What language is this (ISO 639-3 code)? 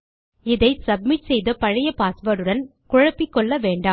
tam